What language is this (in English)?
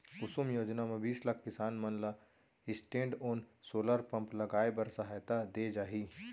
Chhattisgarhi